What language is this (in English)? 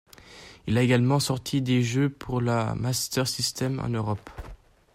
French